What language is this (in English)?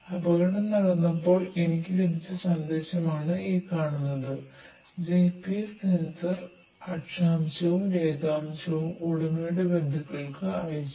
Malayalam